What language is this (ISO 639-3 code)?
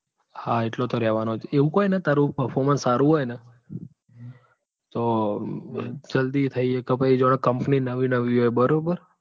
guj